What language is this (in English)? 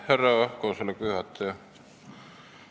Estonian